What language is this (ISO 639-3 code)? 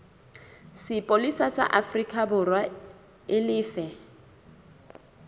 sot